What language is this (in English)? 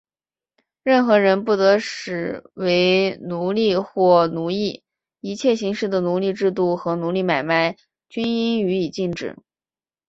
Chinese